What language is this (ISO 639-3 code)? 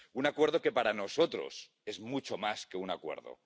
spa